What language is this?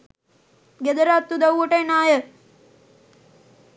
Sinhala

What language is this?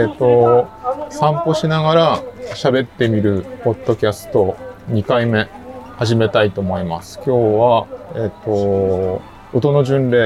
Japanese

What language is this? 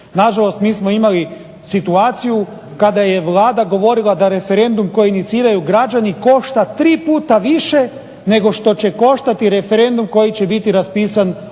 Croatian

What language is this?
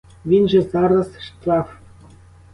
Ukrainian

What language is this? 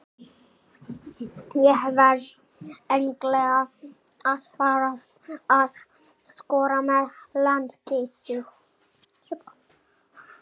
Icelandic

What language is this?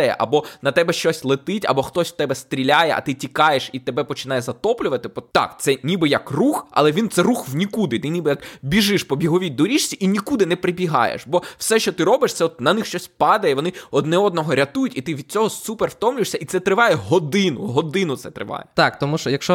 Ukrainian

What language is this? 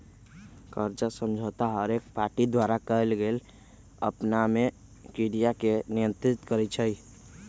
Magahi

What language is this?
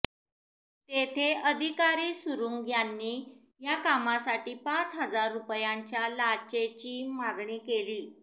Marathi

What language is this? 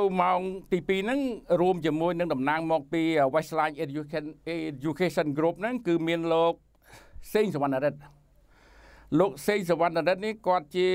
Thai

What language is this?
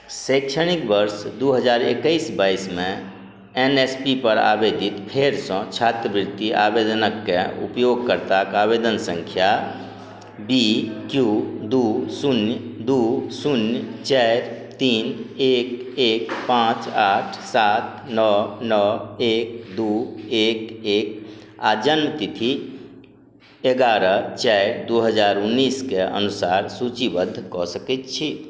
Maithili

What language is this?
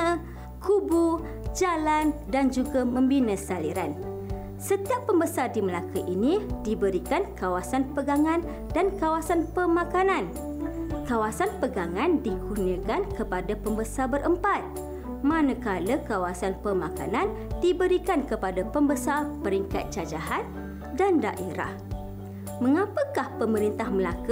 Malay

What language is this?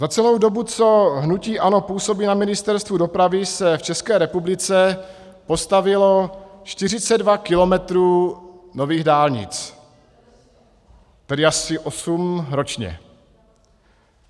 Czech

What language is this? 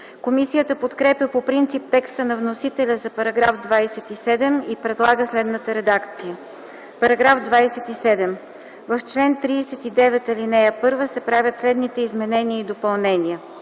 Bulgarian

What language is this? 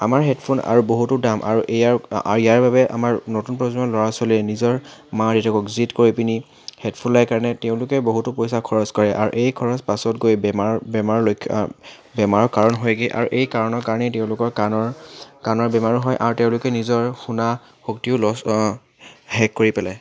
Assamese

